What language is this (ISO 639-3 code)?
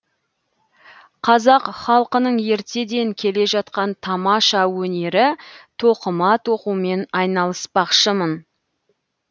kaz